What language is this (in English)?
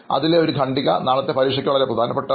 Malayalam